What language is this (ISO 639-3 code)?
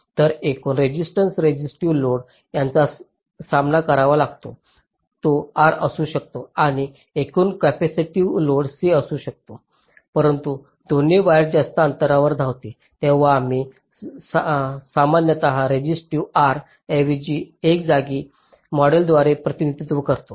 mar